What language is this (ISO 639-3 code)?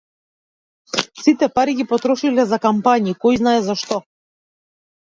mkd